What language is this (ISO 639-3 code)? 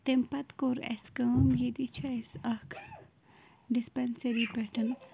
kas